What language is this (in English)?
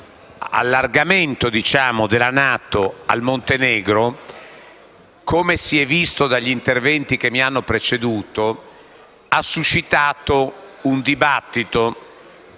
Italian